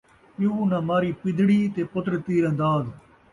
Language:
Saraiki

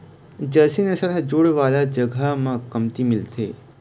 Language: Chhattisgarhi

